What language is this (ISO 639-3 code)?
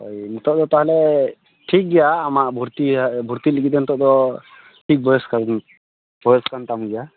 sat